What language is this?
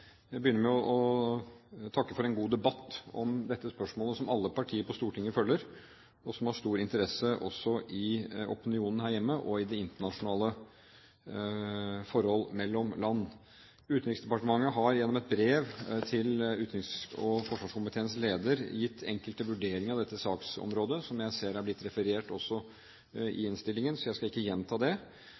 Norwegian Bokmål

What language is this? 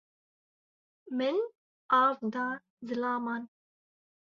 Kurdish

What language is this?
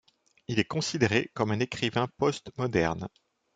French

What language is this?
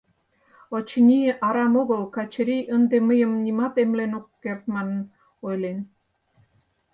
Mari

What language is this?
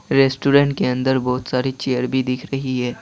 Hindi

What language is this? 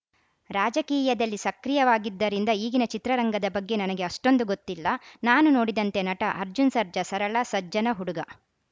Kannada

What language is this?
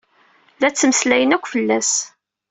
Kabyle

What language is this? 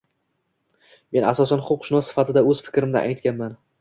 Uzbek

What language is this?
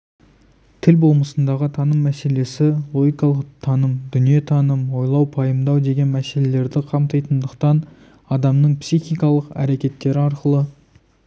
Kazakh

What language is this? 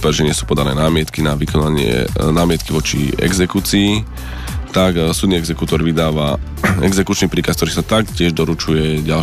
Slovak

